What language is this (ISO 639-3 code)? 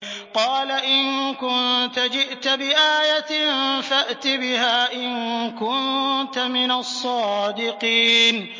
ara